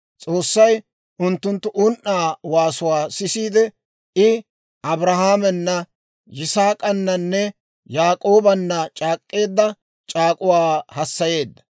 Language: Dawro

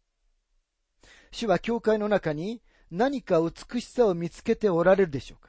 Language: Japanese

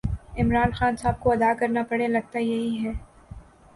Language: Urdu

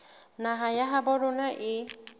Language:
Southern Sotho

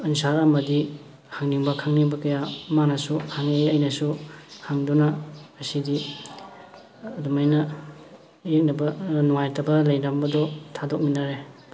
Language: Manipuri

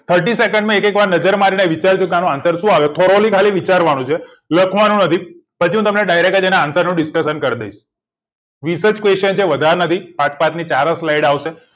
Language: Gujarati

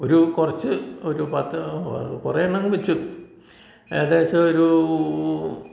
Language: Malayalam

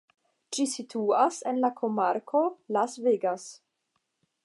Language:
Esperanto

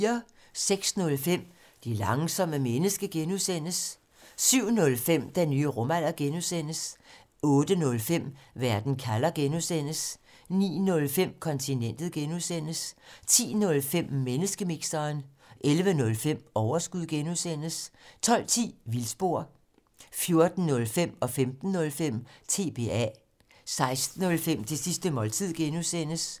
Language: Danish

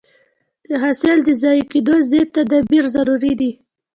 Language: Pashto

